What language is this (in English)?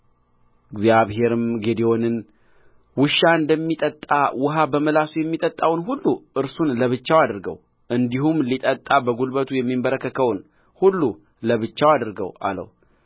Amharic